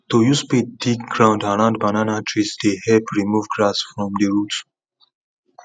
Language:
Nigerian Pidgin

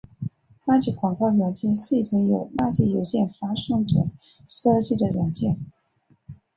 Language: Chinese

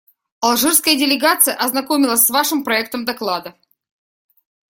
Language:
Russian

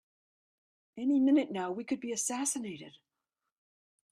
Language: English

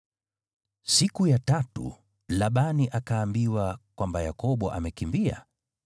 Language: Swahili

